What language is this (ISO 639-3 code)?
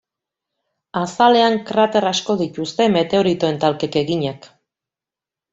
eus